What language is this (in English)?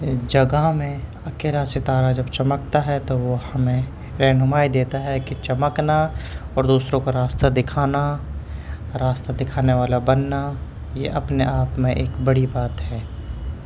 Urdu